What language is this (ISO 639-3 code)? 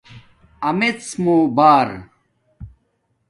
dmk